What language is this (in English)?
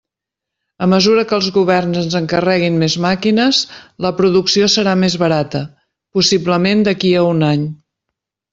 Catalan